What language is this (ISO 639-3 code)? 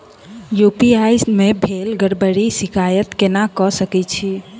mai